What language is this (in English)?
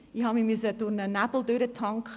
Swiss German